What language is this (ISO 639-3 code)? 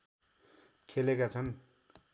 nep